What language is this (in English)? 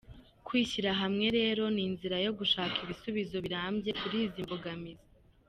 Kinyarwanda